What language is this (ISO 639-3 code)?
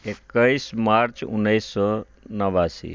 mai